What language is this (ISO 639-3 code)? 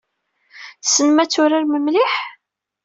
kab